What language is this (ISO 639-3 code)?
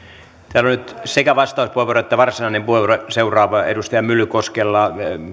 fin